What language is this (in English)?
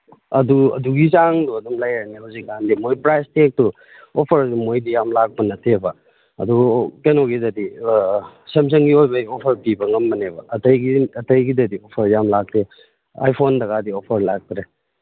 Manipuri